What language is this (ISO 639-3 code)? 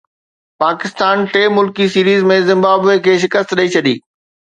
snd